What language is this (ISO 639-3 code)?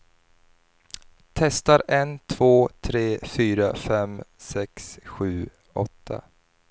swe